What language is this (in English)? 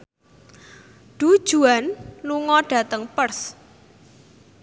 Javanese